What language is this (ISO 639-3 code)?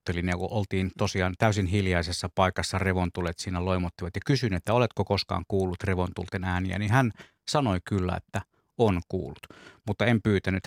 fin